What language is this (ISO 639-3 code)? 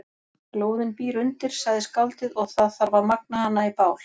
isl